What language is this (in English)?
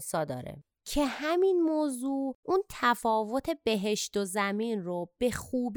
Persian